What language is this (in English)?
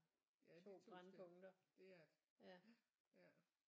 Danish